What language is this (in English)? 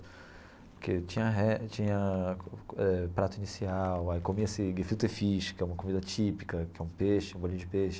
Portuguese